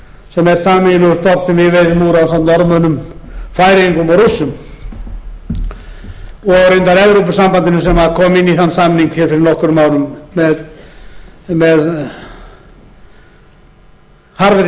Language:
Icelandic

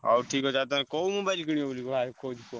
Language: Odia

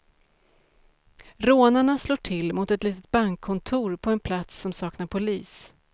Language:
Swedish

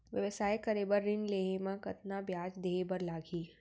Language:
Chhattisgarhi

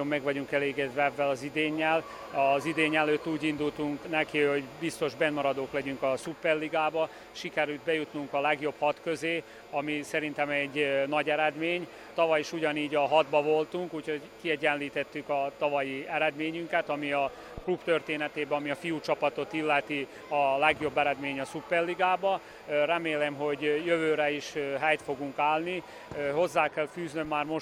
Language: Hungarian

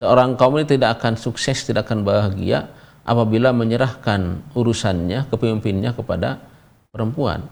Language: Indonesian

